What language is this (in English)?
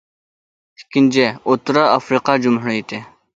Uyghur